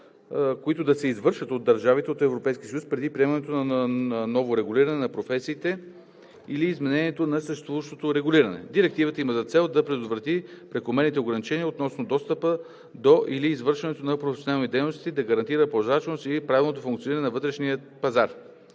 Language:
Bulgarian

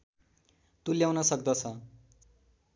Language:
Nepali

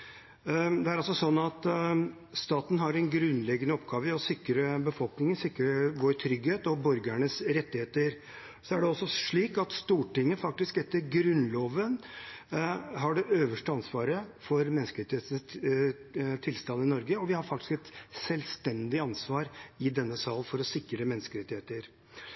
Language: Norwegian Bokmål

